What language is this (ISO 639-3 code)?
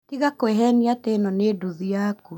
kik